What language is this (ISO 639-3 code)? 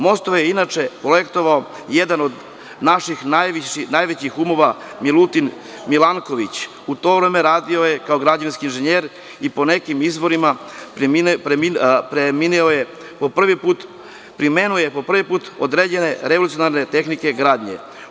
srp